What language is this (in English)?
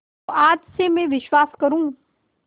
Hindi